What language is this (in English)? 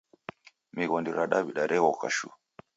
Taita